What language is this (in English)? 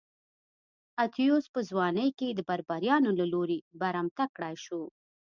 Pashto